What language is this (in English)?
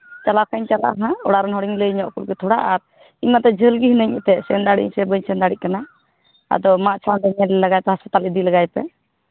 Santali